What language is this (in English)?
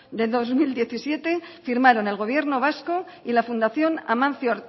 Spanish